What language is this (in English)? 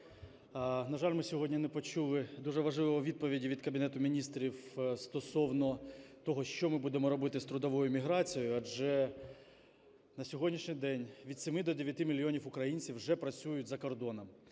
Ukrainian